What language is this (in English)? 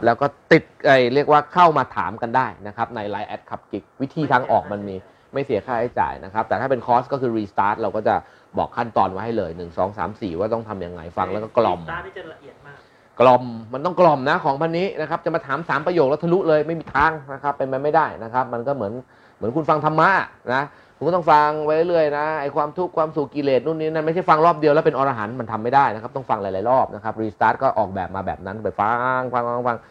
Thai